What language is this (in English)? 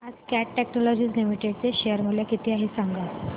Marathi